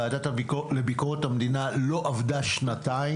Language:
Hebrew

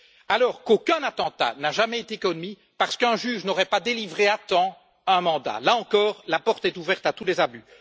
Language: French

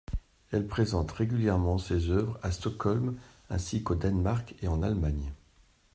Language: French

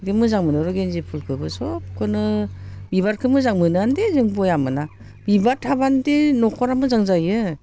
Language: Bodo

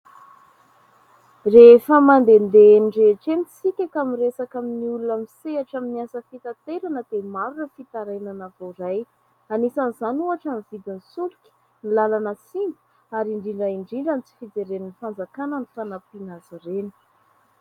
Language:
Malagasy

